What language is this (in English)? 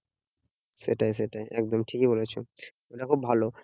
Bangla